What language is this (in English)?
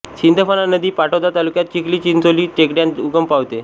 Marathi